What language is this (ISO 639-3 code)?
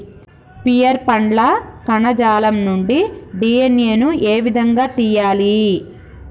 tel